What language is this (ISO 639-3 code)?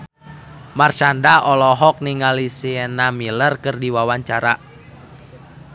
sun